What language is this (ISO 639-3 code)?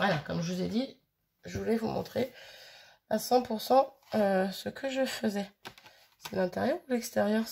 fra